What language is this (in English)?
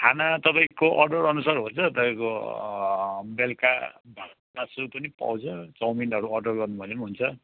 Nepali